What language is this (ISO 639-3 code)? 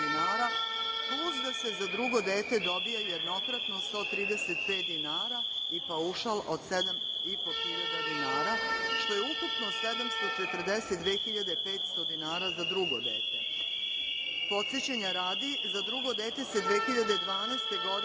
srp